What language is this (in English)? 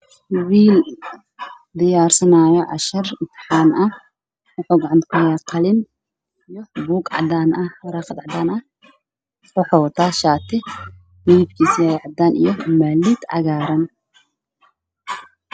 Somali